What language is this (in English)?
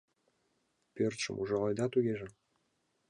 Mari